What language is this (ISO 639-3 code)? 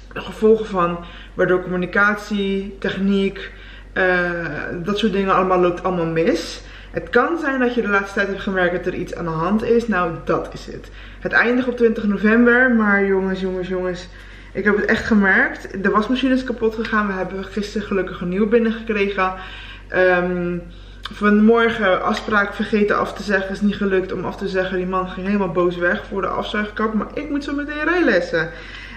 nld